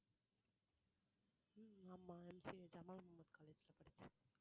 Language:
Tamil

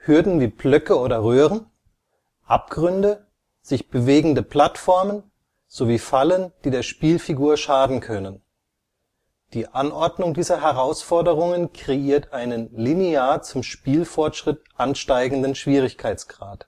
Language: German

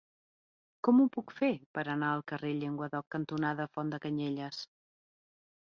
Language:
Catalan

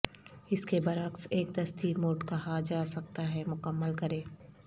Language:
Urdu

